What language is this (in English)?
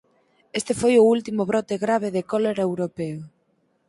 Galician